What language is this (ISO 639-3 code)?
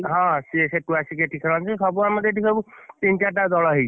ori